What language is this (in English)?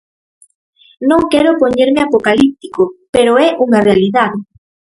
Galician